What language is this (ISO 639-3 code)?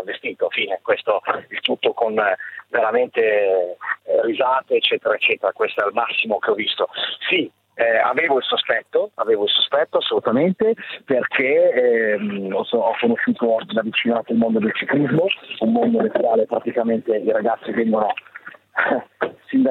ita